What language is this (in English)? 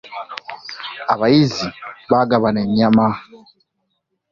Ganda